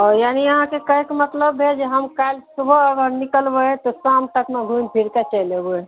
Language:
Maithili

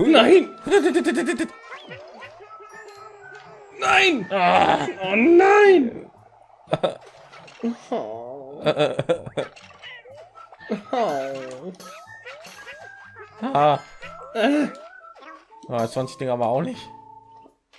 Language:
German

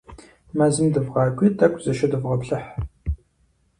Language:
Kabardian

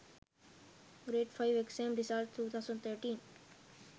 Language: Sinhala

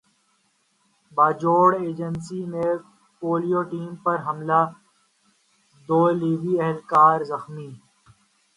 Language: Urdu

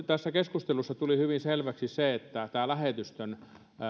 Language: Finnish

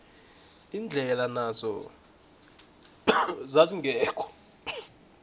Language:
South Ndebele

